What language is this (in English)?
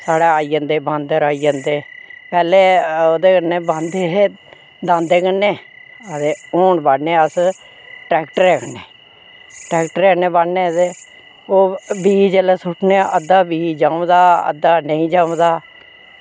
Dogri